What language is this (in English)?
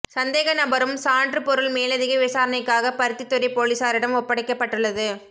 Tamil